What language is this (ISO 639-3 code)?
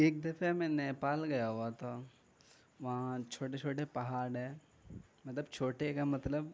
urd